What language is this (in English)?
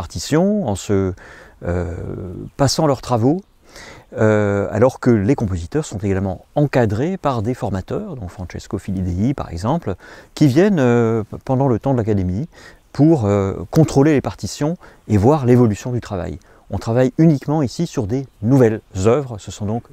French